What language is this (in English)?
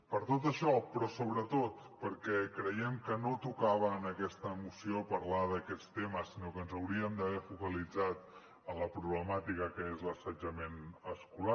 Catalan